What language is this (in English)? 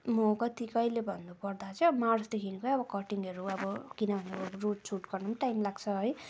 Nepali